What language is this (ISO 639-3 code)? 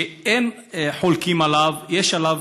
heb